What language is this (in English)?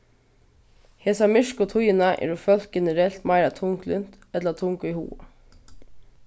Faroese